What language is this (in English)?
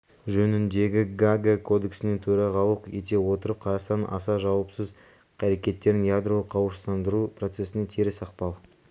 Kazakh